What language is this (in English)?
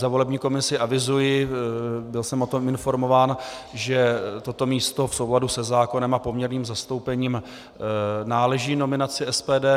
Czech